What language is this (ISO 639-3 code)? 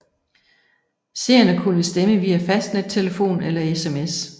dan